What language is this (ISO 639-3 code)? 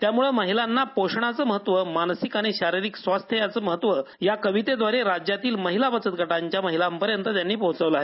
mar